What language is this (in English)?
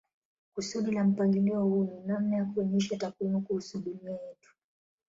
Swahili